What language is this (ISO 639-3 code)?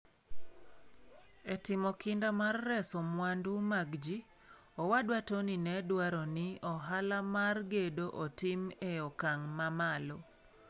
luo